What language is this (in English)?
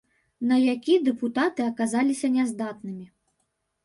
Belarusian